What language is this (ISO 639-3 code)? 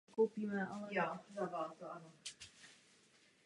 ces